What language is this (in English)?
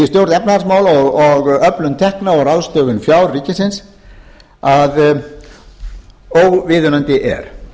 Icelandic